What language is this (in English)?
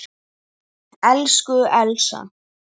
Icelandic